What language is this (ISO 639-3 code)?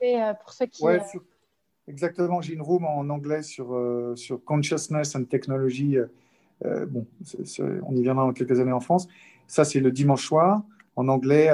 fra